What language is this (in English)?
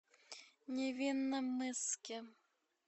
Russian